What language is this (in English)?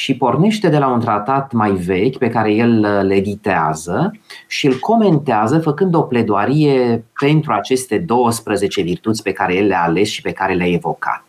Romanian